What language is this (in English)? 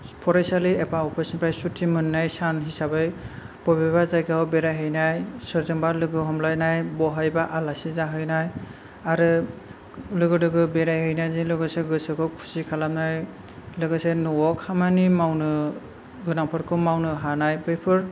Bodo